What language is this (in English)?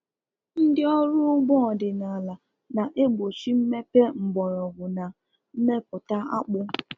Igbo